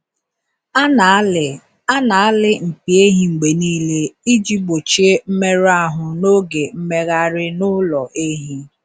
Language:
Igbo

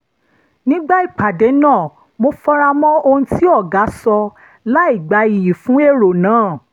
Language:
Yoruba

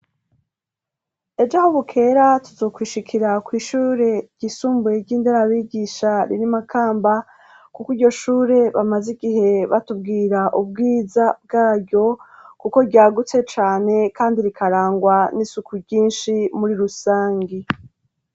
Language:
Rundi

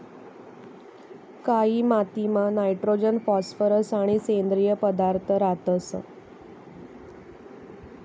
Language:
Marathi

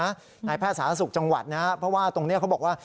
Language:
Thai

